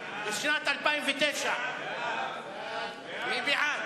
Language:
Hebrew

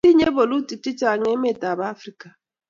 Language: Kalenjin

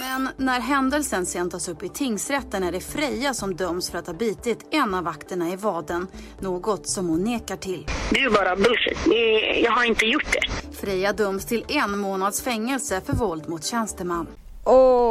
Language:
Swedish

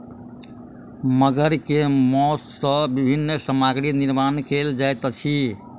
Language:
Maithili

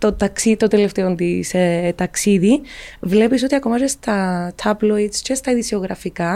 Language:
Greek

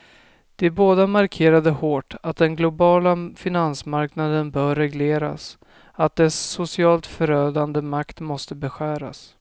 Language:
Swedish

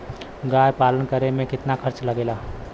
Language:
Bhojpuri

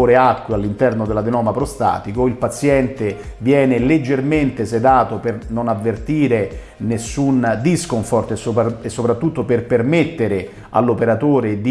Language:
Italian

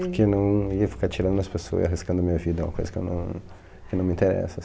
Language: Portuguese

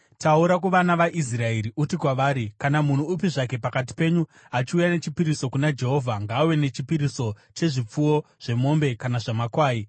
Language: Shona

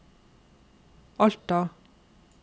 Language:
Norwegian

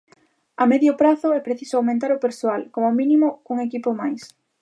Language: Galician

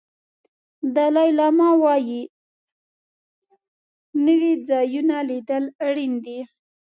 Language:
Pashto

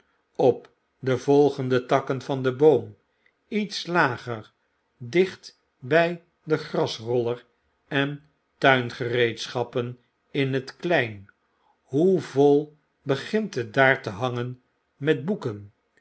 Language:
Dutch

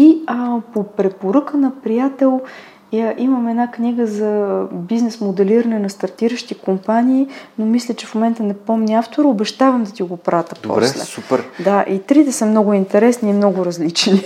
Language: Bulgarian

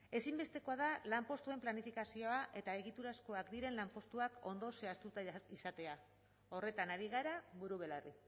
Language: Basque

